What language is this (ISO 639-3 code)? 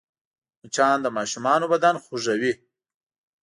pus